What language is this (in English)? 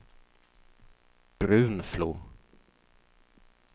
Swedish